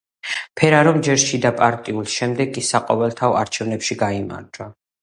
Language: Georgian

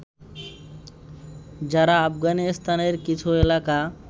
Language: Bangla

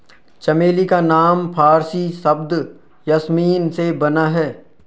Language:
Hindi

